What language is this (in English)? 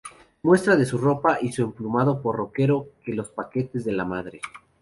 Spanish